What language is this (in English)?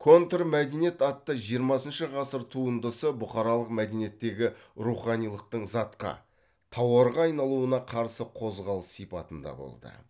Kazakh